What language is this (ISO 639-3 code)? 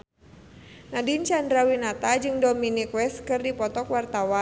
sun